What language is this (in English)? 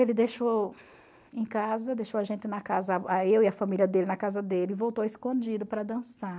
Portuguese